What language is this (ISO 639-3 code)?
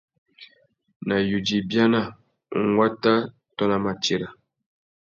bag